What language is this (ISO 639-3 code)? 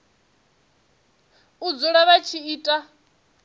ven